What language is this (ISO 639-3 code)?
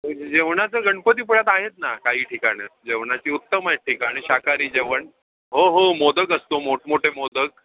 mar